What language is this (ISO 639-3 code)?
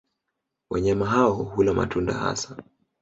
swa